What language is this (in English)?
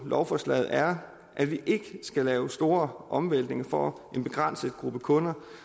Danish